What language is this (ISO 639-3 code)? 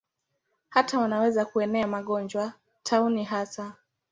swa